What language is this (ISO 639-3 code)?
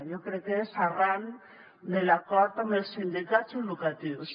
cat